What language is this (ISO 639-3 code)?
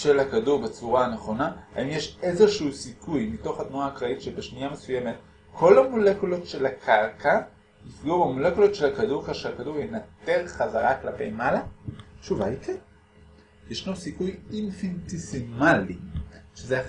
heb